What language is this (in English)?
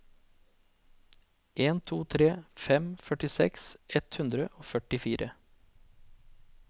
Norwegian